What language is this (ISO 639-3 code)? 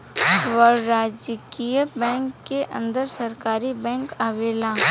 bho